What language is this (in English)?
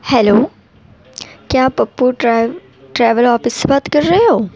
Urdu